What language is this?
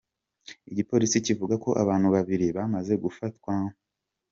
Kinyarwanda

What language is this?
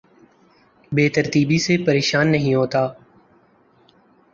Urdu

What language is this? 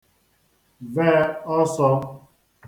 Igbo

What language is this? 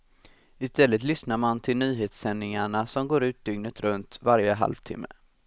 Swedish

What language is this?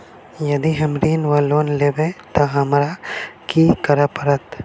Maithili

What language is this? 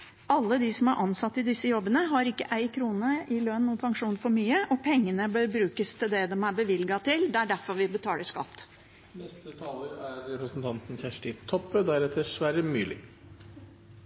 Norwegian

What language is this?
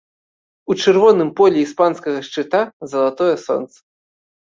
Belarusian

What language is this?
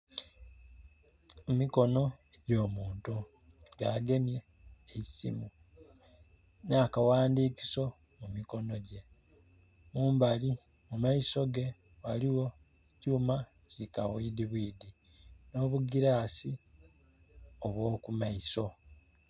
Soga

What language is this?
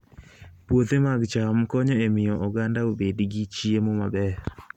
Luo (Kenya and Tanzania)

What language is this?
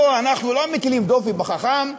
Hebrew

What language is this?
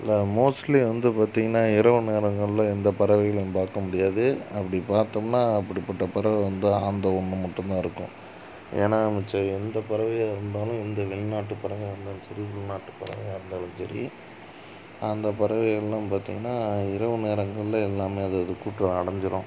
Tamil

